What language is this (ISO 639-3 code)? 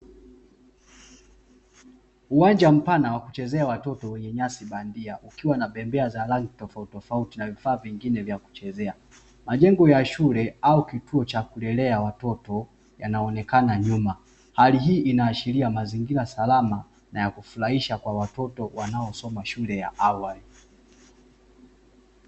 swa